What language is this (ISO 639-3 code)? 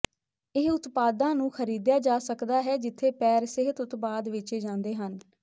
pan